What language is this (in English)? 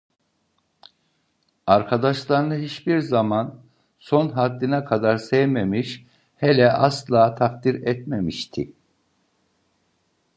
Turkish